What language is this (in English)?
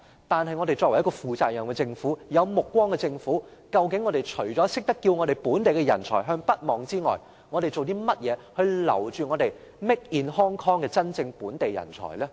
Cantonese